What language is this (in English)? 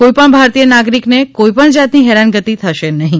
Gujarati